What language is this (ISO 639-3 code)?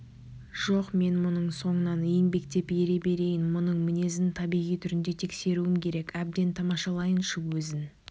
kaz